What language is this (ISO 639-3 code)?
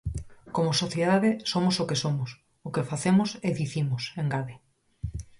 glg